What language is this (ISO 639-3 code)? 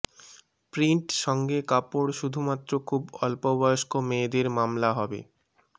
ben